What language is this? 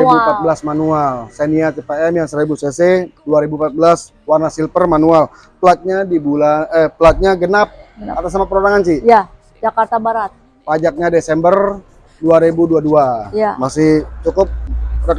Indonesian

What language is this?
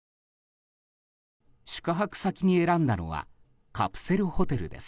Japanese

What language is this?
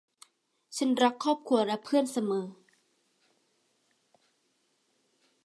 Thai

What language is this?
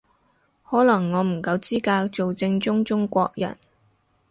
Cantonese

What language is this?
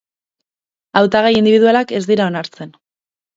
Basque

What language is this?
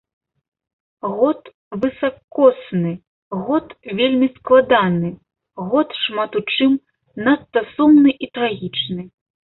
Belarusian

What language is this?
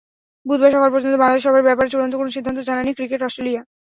Bangla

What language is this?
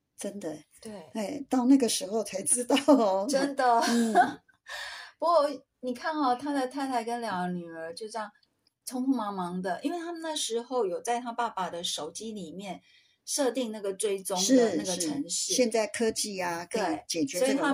Chinese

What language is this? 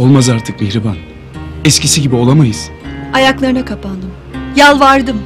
Turkish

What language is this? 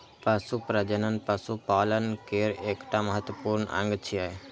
Maithili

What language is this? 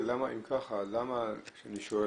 Hebrew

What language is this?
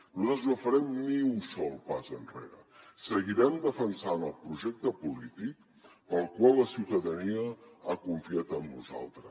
Catalan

